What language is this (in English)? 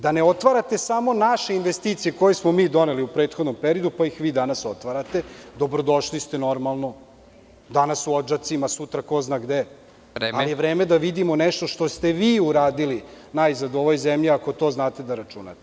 Serbian